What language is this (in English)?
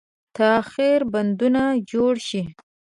Pashto